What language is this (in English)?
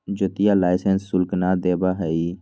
Magahi